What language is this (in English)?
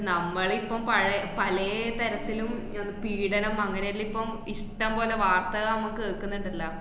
Malayalam